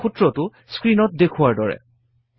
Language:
Assamese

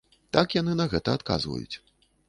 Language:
Belarusian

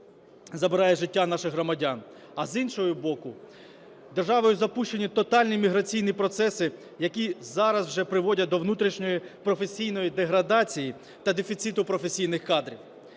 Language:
Ukrainian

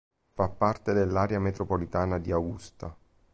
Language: Italian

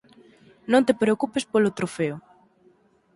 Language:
Galician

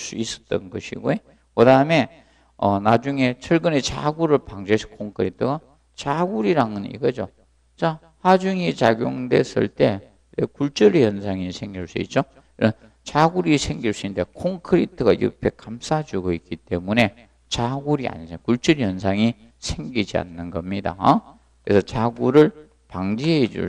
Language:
Korean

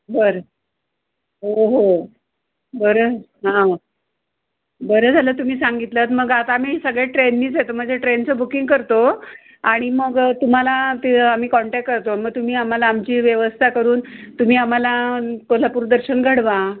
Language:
Marathi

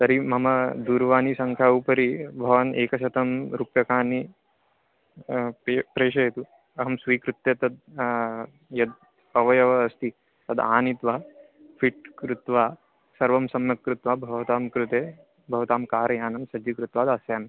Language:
Sanskrit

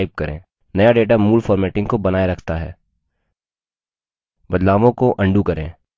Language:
Hindi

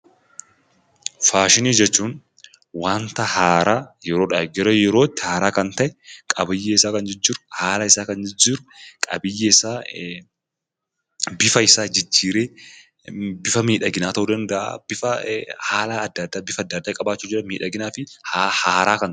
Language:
Oromo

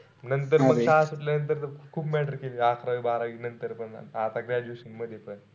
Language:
Marathi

